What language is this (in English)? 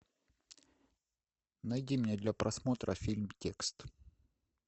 Russian